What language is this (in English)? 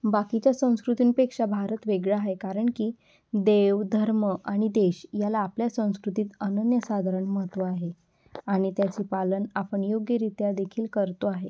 Marathi